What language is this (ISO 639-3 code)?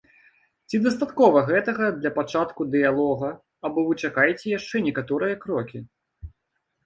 bel